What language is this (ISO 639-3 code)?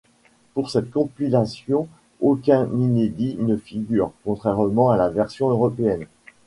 fra